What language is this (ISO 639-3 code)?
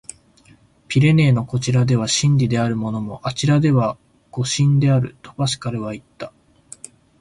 jpn